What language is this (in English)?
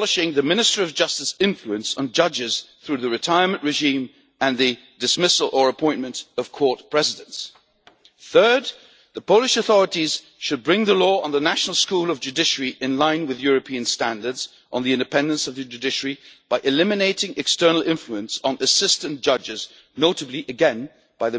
English